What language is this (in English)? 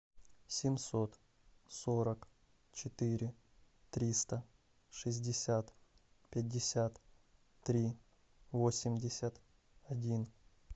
Russian